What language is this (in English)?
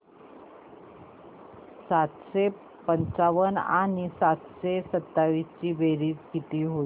Marathi